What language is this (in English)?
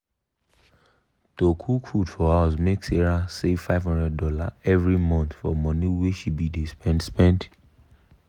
Nigerian Pidgin